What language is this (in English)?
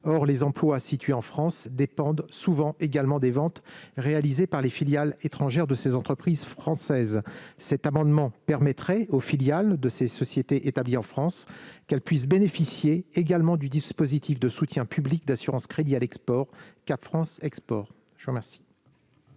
French